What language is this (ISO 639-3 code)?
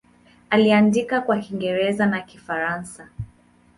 swa